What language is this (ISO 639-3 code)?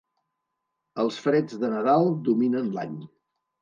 cat